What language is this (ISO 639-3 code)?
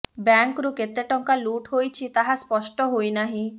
ori